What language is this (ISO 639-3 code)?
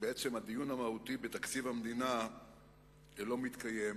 heb